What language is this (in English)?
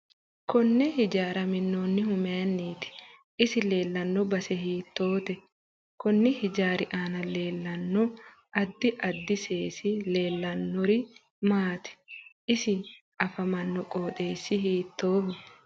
Sidamo